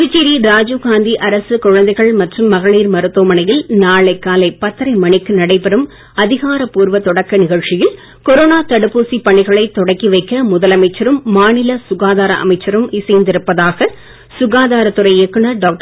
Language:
Tamil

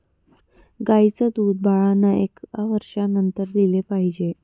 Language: Marathi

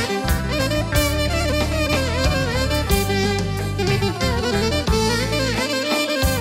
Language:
Greek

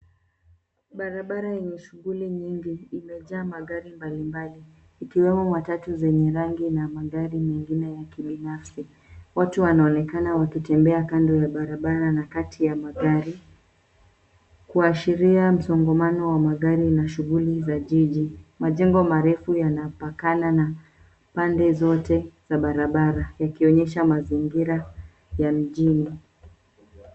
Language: Swahili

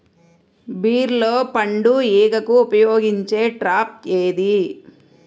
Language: Telugu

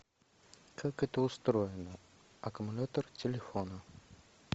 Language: Russian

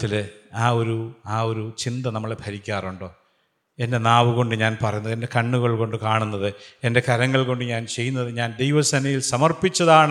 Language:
Malayalam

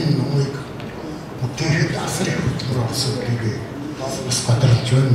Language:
Korean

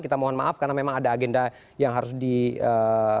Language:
Indonesian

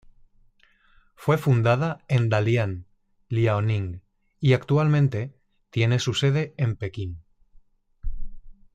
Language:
Spanish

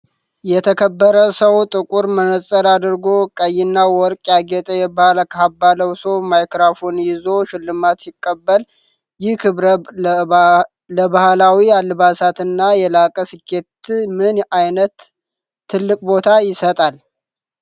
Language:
Amharic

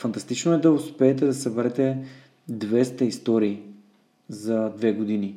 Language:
Bulgarian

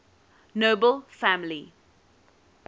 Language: English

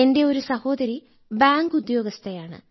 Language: Malayalam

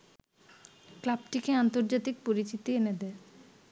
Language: Bangla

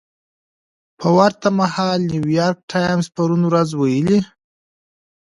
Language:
Pashto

